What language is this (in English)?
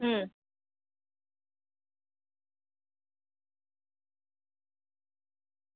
Gujarati